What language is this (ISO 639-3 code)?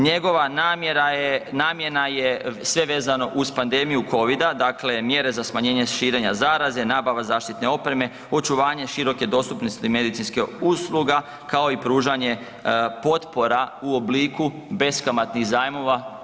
hrv